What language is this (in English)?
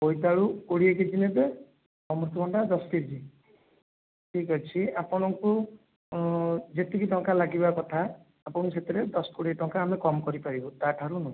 Odia